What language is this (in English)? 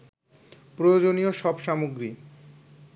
Bangla